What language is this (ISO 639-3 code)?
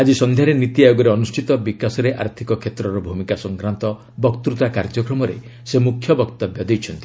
ori